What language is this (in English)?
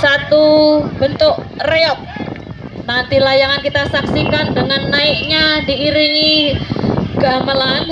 Indonesian